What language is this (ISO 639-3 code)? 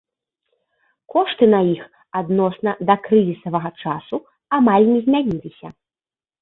bel